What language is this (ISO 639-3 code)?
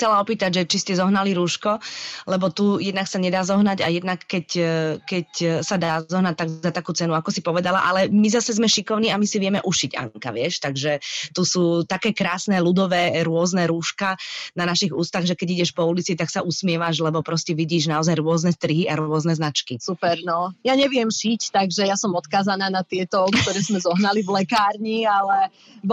slk